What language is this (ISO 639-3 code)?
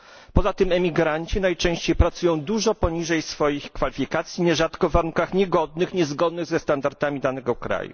pol